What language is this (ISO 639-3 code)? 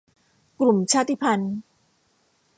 tha